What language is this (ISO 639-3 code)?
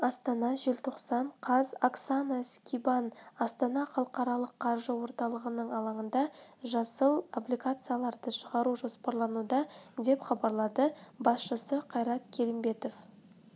kaz